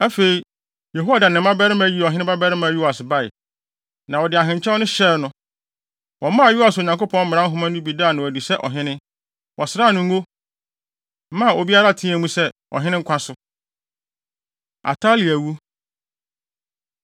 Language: Akan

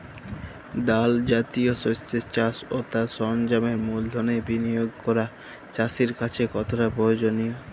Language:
Bangla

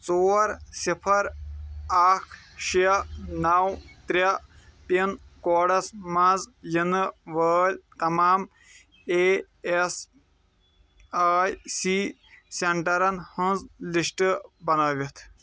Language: Kashmiri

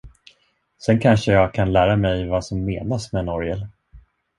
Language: Swedish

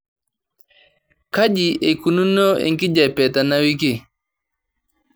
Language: Masai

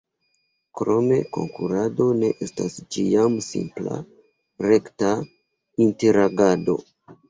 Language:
Esperanto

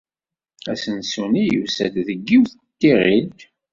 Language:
Kabyle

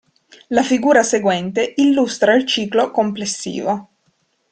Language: Italian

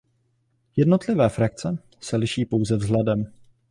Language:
Czech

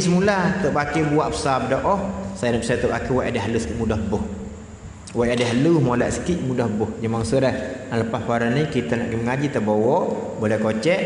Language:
Malay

